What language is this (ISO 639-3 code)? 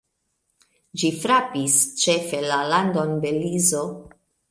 epo